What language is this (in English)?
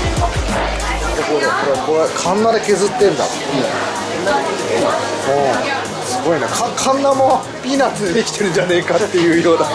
Japanese